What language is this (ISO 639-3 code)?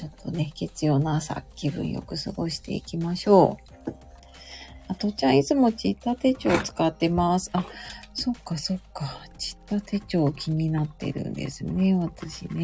jpn